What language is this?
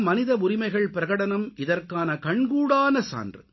Tamil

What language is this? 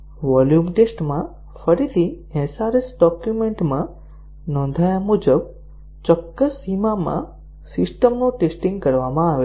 Gujarati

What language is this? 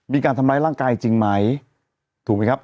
Thai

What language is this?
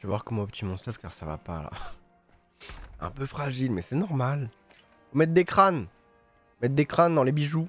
French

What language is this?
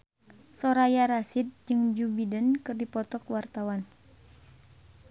Sundanese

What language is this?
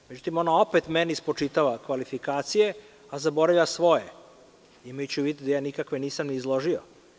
Serbian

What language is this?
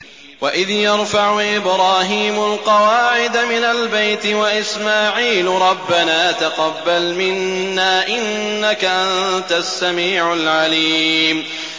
Arabic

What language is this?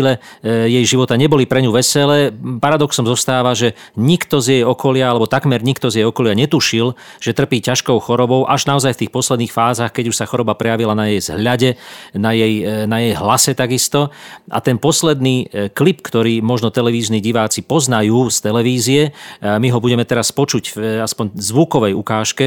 Slovak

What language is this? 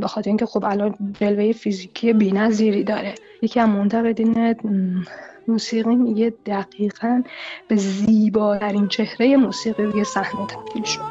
Persian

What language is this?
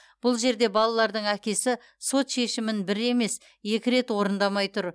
Kazakh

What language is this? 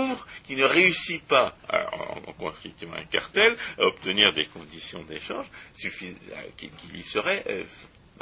French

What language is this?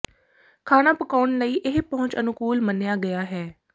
Punjabi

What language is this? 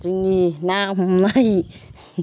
Bodo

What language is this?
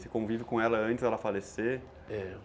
Portuguese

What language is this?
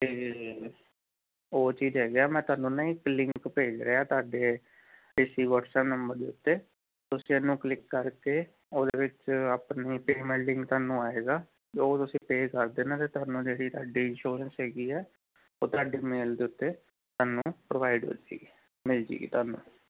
Punjabi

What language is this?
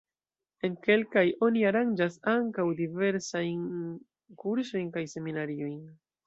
Esperanto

